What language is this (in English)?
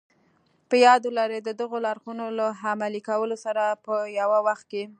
Pashto